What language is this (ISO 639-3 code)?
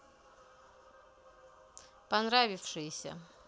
rus